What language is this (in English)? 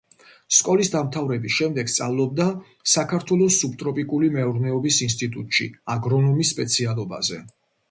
Georgian